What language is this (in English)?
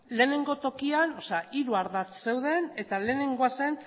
Basque